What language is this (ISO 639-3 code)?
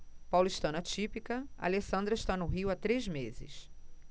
por